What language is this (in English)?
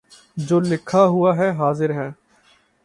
Urdu